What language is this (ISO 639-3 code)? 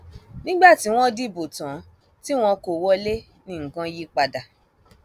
yor